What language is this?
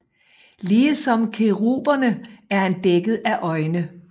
Danish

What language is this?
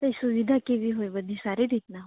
Gujarati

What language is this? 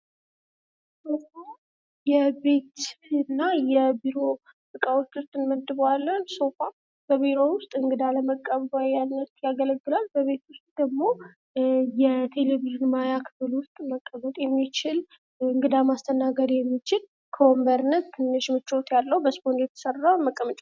Amharic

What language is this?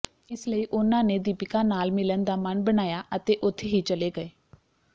Punjabi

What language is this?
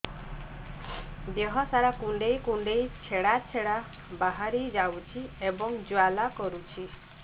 Odia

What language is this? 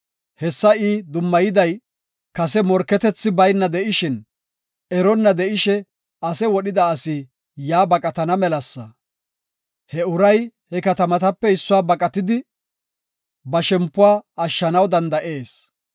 Gofa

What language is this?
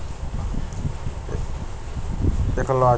Magahi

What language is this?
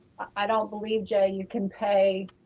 English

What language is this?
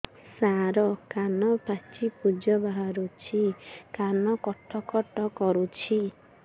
Odia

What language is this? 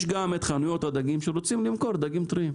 Hebrew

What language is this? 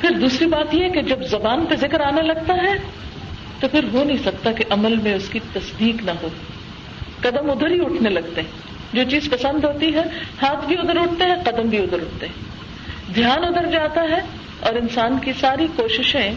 Urdu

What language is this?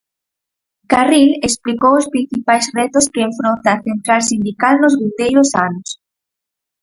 Galician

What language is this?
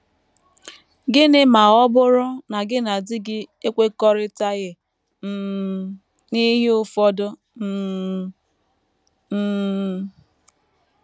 Igbo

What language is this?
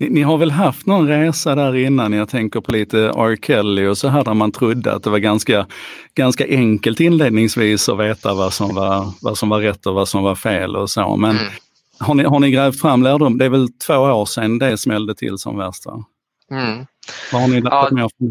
Swedish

